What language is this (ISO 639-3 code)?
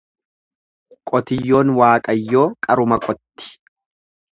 orm